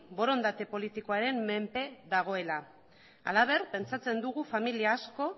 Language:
Basque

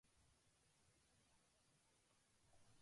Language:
Japanese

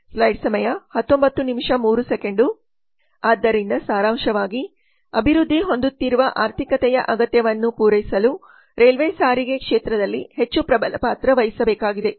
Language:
Kannada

